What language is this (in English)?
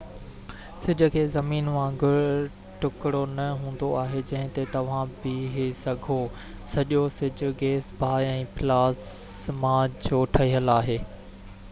Sindhi